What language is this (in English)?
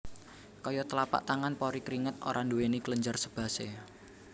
Javanese